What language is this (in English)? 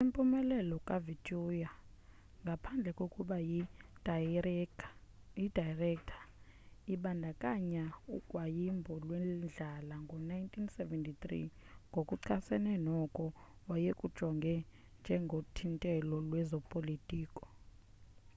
Xhosa